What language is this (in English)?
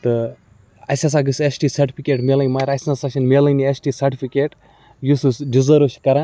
Kashmiri